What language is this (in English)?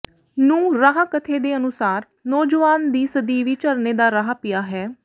Punjabi